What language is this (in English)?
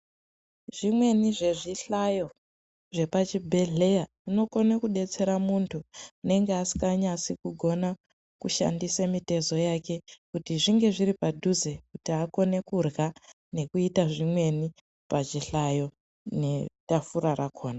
Ndau